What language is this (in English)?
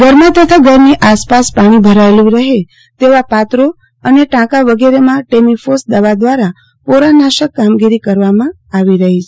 Gujarati